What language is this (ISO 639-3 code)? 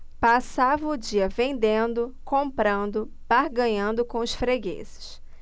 por